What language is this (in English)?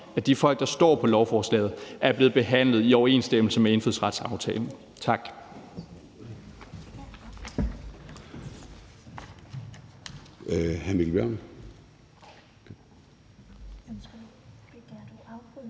Danish